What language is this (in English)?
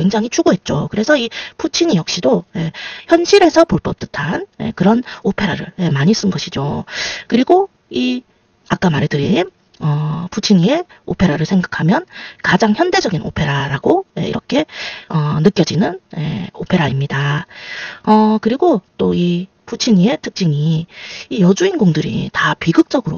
Korean